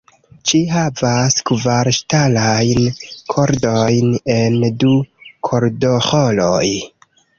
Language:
Esperanto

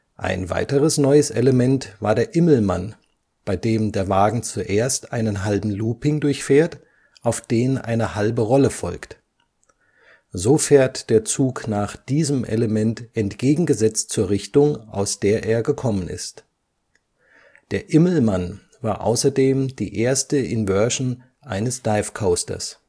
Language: German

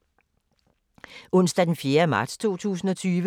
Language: Danish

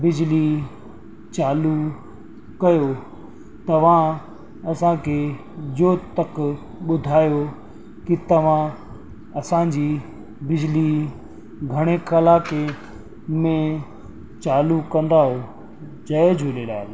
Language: Sindhi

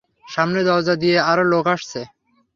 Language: Bangla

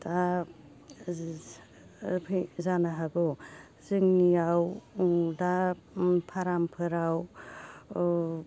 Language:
Bodo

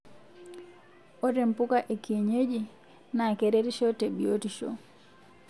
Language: Masai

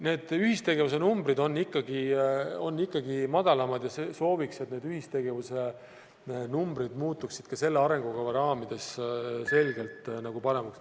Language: Estonian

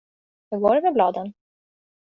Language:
Swedish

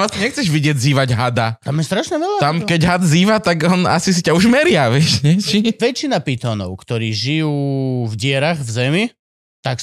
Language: Slovak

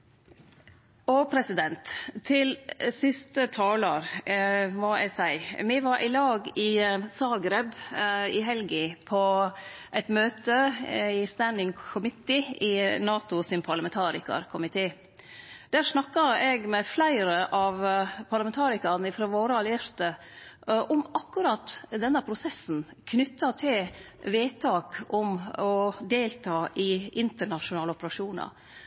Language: Norwegian Nynorsk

